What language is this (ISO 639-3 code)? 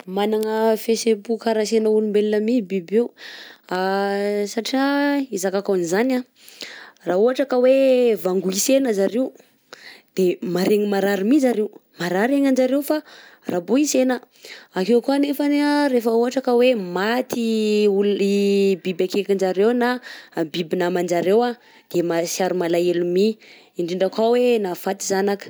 bzc